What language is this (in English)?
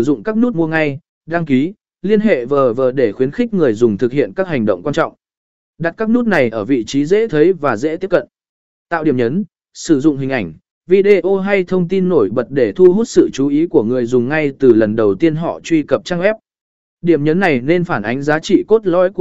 Vietnamese